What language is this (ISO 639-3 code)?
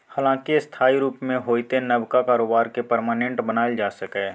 mai